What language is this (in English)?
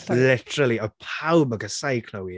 Welsh